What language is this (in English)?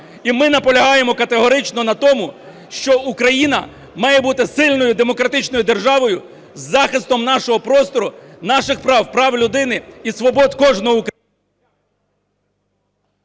Ukrainian